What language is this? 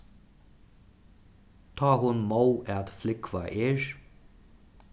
Faroese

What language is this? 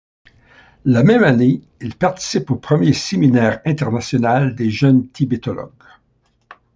French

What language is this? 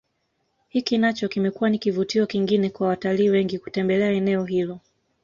Swahili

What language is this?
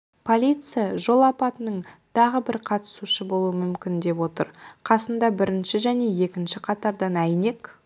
Kazakh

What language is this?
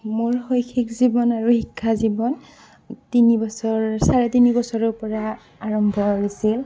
Assamese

